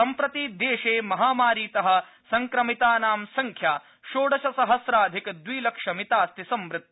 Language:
Sanskrit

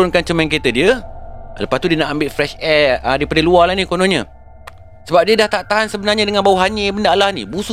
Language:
Malay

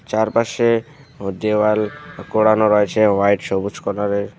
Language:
Bangla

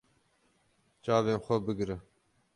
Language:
Kurdish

